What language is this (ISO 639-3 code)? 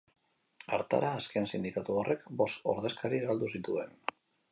eus